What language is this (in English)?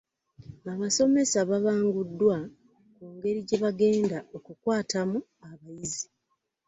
Ganda